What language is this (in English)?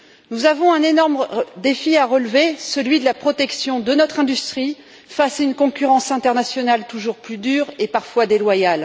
French